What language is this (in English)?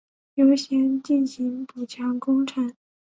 Chinese